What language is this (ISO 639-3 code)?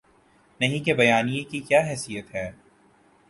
urd